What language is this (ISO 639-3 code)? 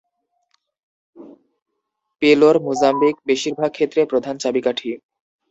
ben